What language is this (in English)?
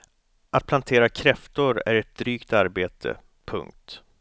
Swedish